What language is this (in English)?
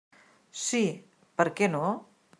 Catalan